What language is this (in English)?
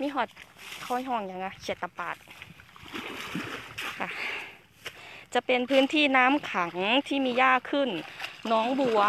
Thai